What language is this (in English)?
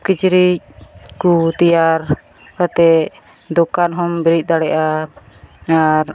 Santali